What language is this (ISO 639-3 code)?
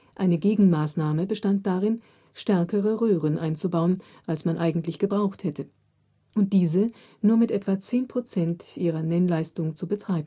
deu